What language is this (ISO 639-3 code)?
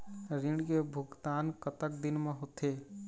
hne